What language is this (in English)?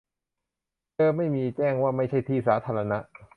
Thai